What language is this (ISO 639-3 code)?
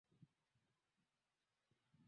swa